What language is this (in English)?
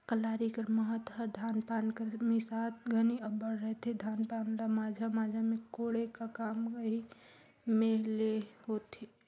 Chhattisgarhi